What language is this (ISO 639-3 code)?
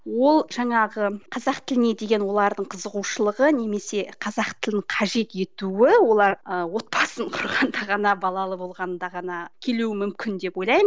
kaz